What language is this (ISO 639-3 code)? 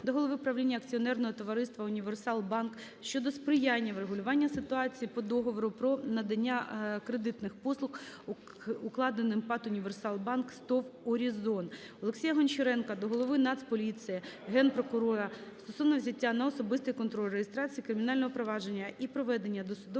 ukr